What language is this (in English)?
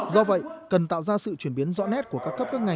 Vietnamese